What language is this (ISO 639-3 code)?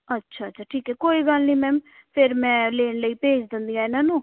pan